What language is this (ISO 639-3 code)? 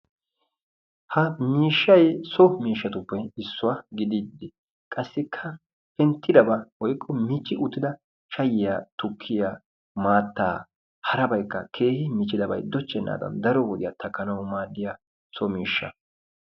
wal